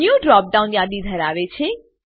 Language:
Gujarati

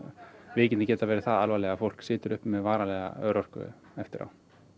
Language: Icelandic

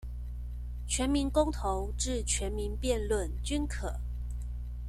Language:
Chinese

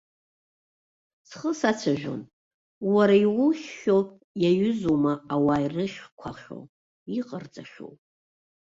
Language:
Abkhazian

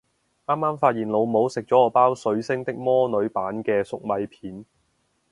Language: Cantonese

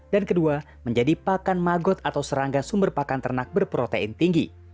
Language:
Indonesian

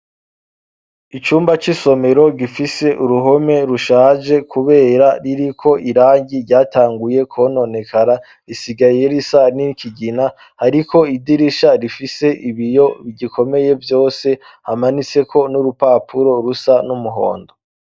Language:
Rundi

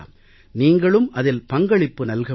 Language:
Tamil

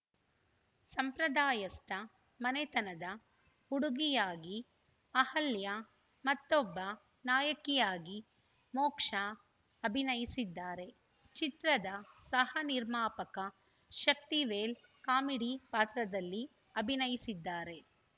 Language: Kannada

